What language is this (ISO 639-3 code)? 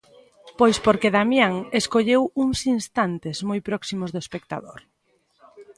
glg